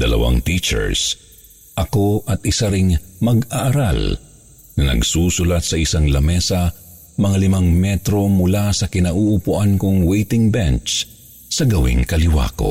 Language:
Filipino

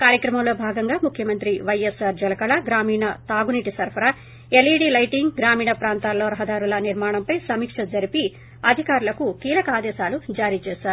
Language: Telugu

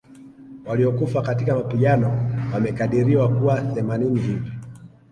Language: Swahili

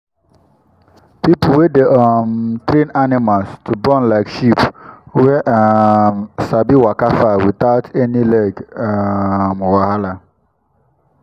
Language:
Nigerian Pidgin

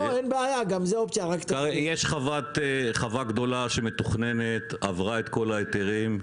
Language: Hebrew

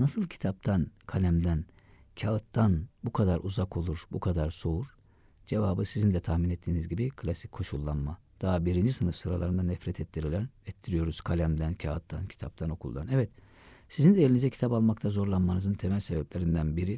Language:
Turkish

